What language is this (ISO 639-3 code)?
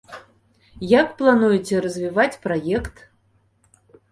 bel